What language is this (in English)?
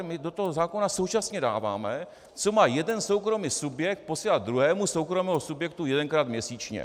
Czech